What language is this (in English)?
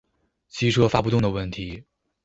Chinese